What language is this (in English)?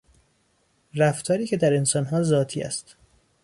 Persian